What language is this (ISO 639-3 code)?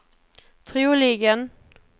swe